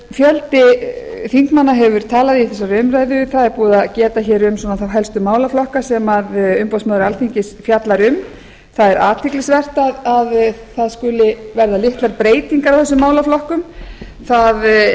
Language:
Icelandic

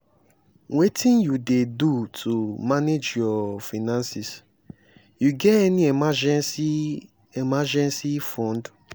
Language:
Nigerian Pidgin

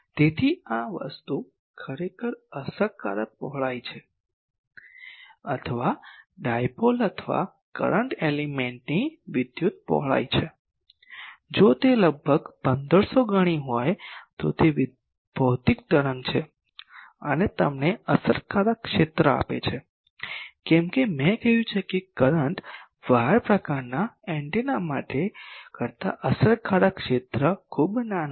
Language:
Gujarati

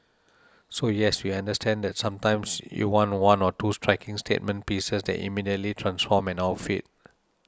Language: English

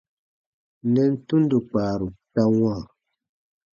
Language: Baatonum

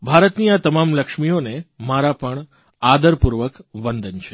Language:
Gujarati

